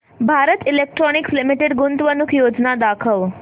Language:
Marathi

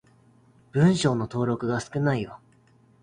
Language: Japanese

